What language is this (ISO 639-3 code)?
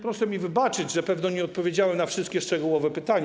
pol